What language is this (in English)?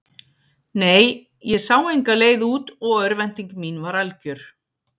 Icelandic